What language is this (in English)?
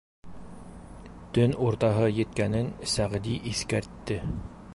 Bashkir